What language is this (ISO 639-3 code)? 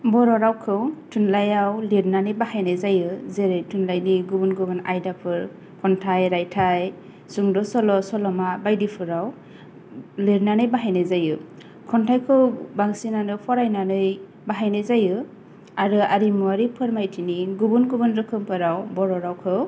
brx